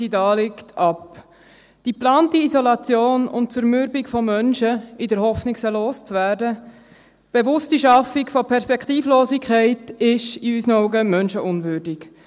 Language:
Swiss German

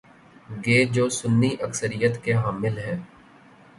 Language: Urdu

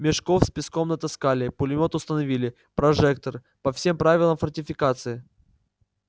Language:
Russian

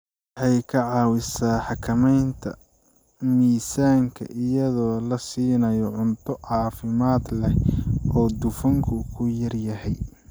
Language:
Somali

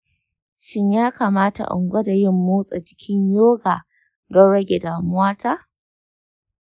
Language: Hausa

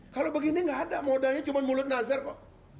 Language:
Indonesian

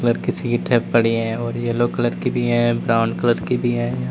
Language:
Hindi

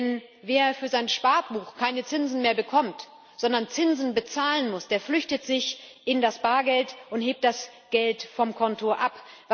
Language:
German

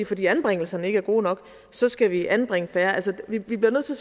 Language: Danish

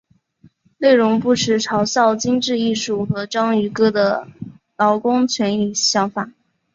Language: Chinese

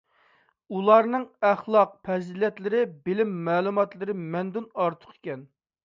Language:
Uyghur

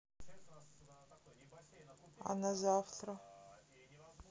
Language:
Russian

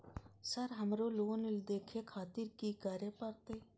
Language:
Maithili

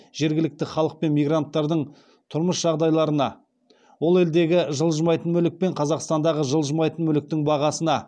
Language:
Kazakh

